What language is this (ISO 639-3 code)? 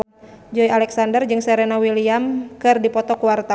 sun